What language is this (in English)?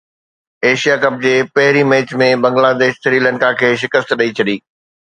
Sindhi